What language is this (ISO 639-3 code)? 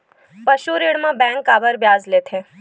hne